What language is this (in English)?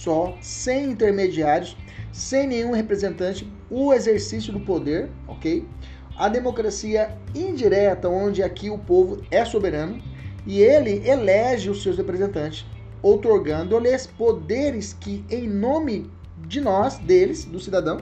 Portuguese